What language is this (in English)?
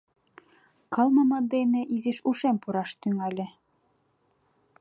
Mari